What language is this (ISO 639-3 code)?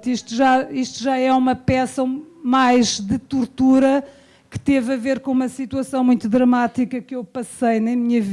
por